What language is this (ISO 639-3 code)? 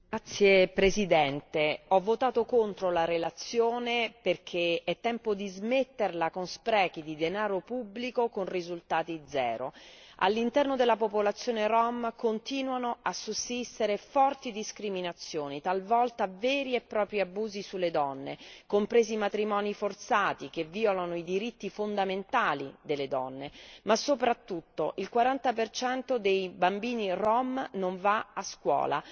ita